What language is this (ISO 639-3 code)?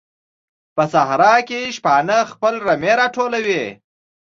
pus